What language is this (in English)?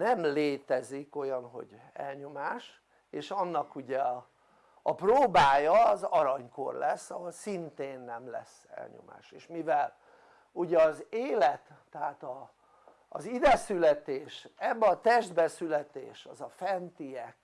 Hungarian